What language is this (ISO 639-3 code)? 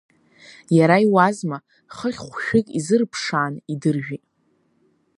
abk